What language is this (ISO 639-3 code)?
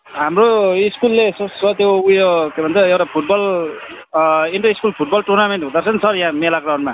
nep